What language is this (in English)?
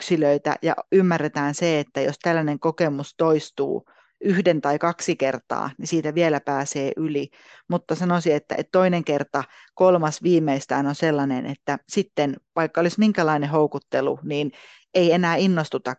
Finnish